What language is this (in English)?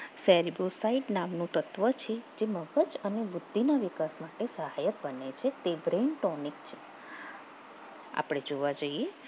Gujarati